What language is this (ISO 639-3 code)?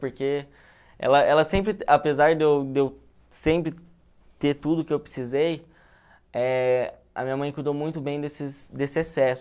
por